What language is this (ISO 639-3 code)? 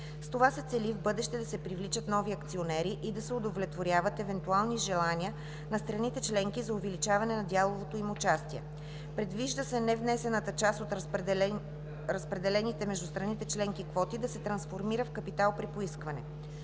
bul